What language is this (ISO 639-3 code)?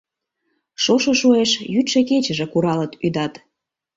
chm